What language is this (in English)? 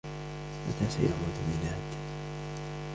Arabic